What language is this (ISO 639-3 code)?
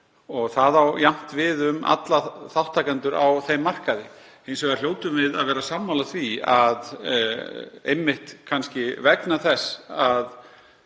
isl